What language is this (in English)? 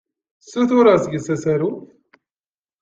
Kabyle